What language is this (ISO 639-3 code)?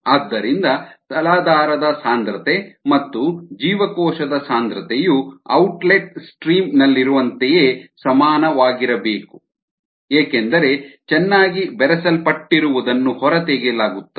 kan